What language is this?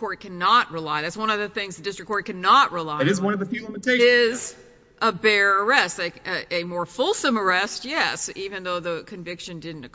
English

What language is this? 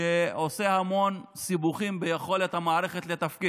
Hebrew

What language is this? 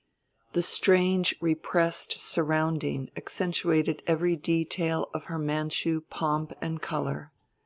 English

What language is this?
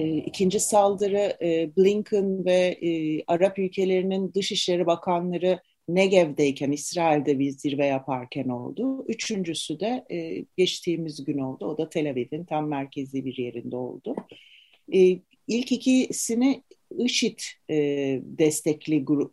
Turkish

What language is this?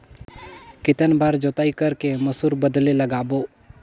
Chhattisgarhi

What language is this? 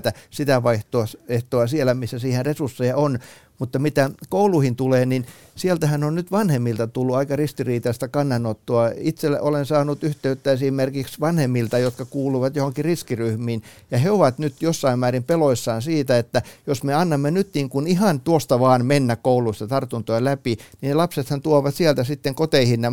Finnish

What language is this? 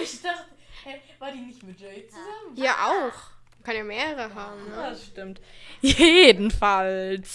German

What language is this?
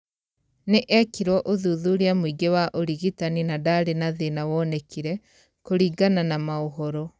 Kikuyu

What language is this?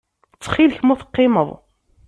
Kabyle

